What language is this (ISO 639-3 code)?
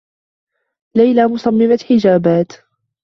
ara